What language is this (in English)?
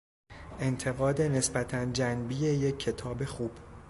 Persian